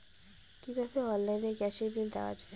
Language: Bangla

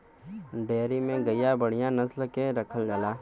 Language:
Bhojpuri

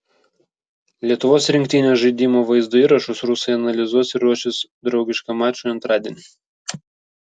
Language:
Lithuanian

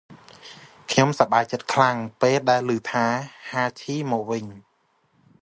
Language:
Khmer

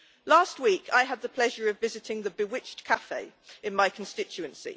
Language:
English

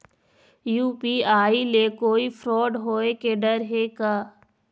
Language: Chhattisgarhi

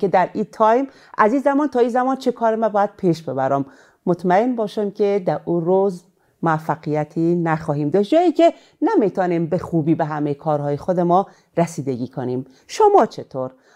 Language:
Persian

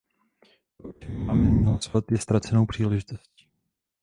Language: Czech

